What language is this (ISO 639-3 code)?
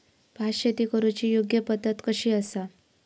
mar